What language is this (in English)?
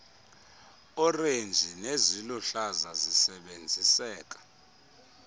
Xhosa